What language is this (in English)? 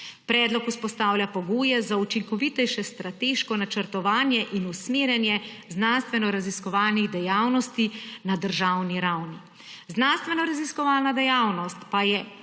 Slovenian